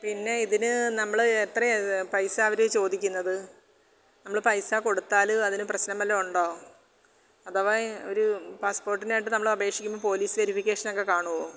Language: Malayalam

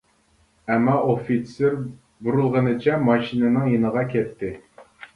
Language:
Uyghur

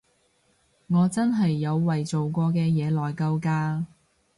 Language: Cantonese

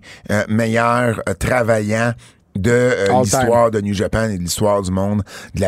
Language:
French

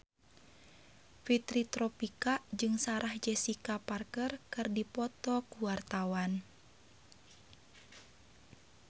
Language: Sundanese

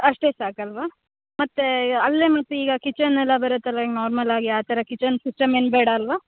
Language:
Kannada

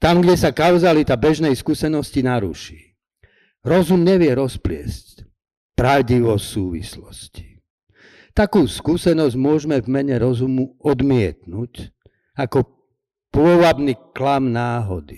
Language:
Slovak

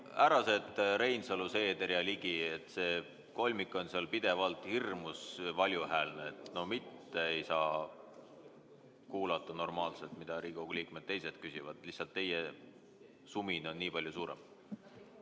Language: Estonian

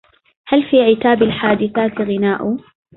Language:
Arabic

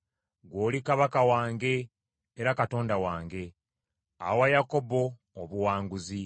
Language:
Ganda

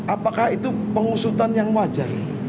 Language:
Indonesian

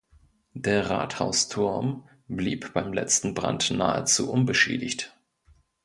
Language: German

